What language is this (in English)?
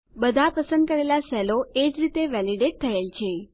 Gujarati